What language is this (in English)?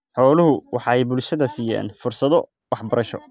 Somali